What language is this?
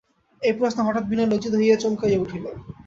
Bangla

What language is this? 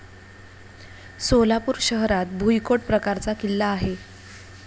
Marathi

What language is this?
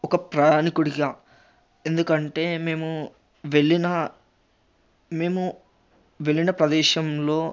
Telugu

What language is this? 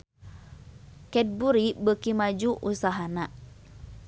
Sundanese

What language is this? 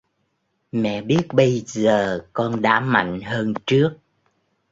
Vietnamese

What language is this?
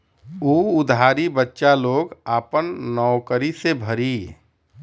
Bhojpuri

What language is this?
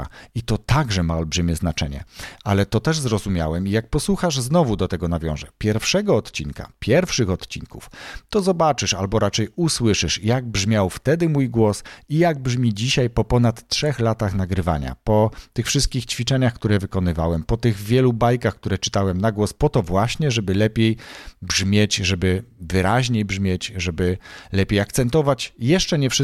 Polish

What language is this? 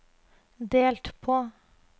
Norwegian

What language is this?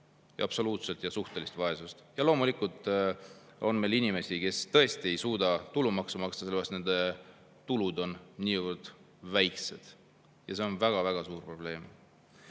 Estonian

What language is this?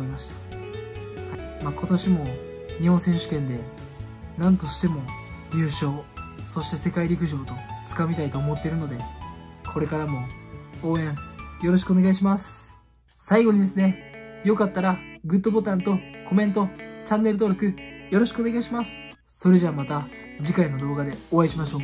Japanese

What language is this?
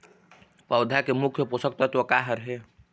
Chhattisgarhi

